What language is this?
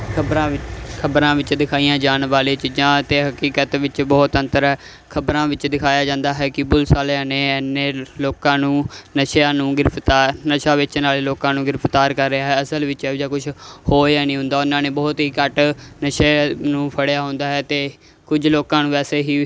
Punjabi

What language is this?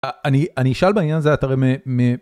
Hebrew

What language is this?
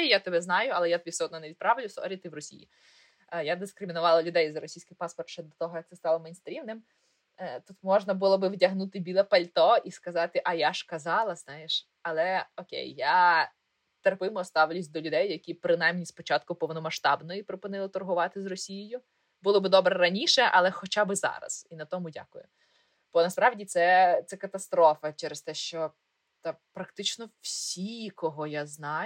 Ukrainian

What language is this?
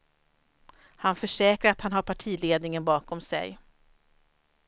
Swedish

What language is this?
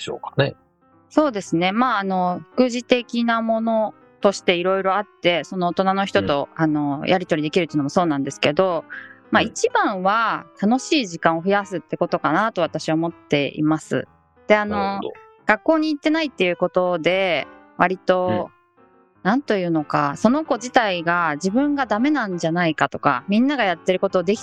Japanese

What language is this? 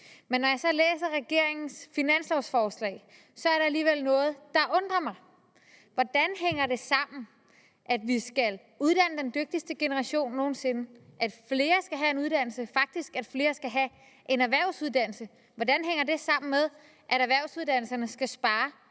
Danish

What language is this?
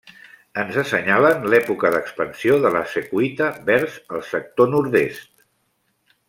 Catalan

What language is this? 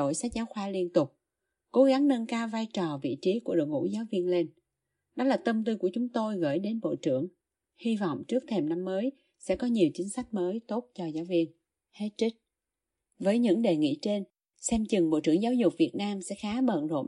Vietnamese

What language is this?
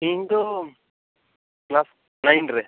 Santali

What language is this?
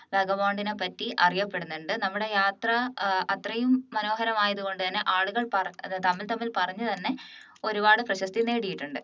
Malayalam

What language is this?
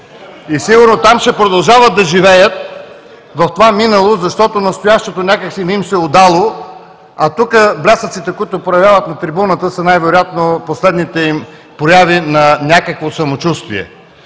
Bulgarian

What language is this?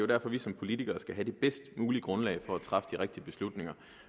Danish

